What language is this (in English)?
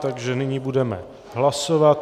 Czech